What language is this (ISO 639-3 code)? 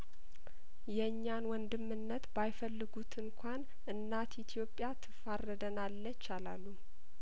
amh